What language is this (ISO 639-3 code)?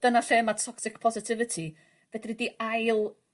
cym